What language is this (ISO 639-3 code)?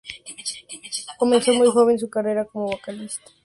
spa